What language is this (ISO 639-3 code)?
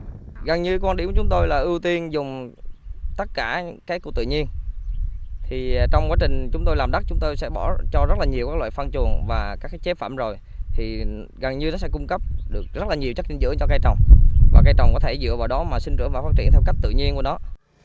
vie